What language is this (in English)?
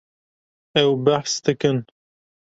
Kurdish